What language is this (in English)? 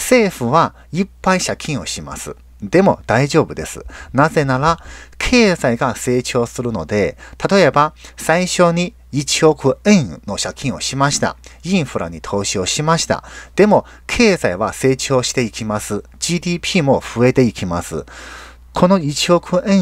Japanese